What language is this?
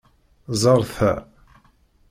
Kabyle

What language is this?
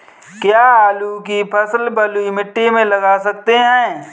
Hindi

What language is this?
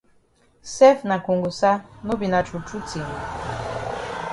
Cameroon Pidgin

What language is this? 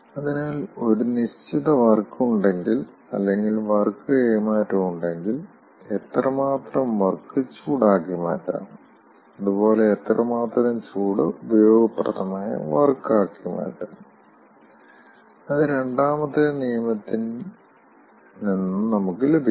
Malayalam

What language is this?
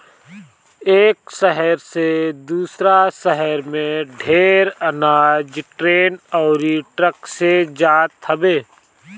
Bhojpuri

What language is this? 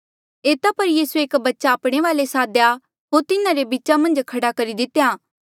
Mandeali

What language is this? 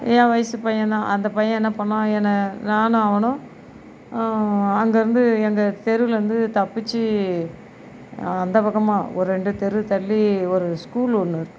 Tamil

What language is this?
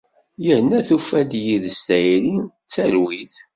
Kabyle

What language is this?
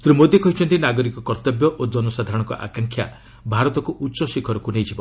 Odia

